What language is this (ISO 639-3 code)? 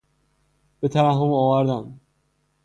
fas